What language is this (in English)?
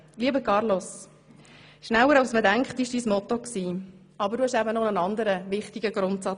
Swiss German